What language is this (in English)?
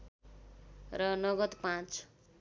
Nepali